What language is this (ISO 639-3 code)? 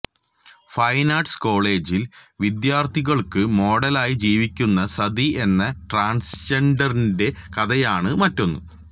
mal